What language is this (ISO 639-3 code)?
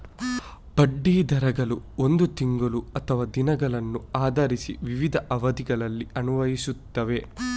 kan